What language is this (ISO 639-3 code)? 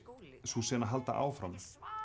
isl